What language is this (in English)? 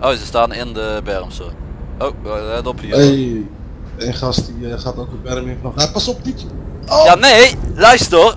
Dutch